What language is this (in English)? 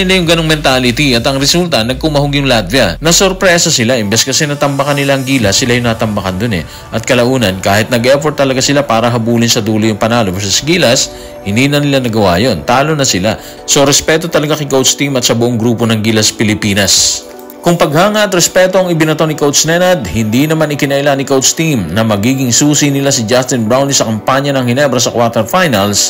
Filipino